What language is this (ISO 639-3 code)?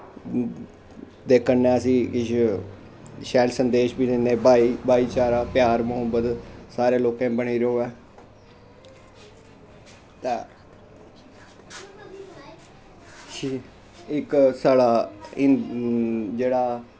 doi